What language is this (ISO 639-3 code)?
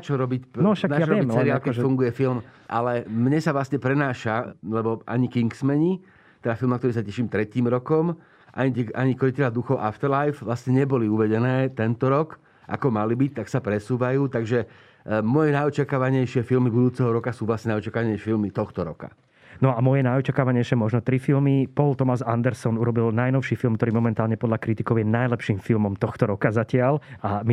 slk